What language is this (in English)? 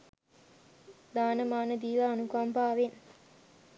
Sinhala